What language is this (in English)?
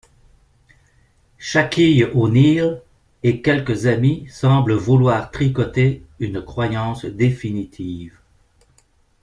French